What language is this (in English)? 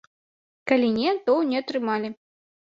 Belarusian